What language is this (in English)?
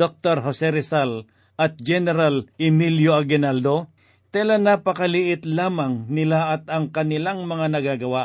Filipino